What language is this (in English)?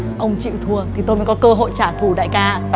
Vietnamese